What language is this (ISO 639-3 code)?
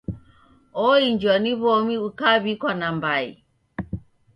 dav